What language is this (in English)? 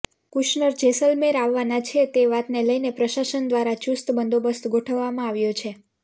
Gujarati